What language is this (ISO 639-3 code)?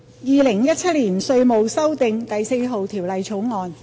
yue